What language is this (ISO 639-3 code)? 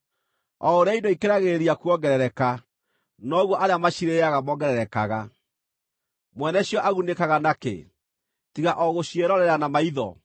kik